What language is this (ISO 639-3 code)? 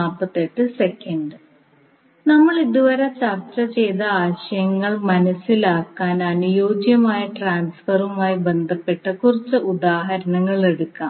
mal